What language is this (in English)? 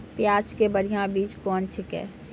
Maithili